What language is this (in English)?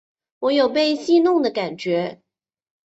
Chinese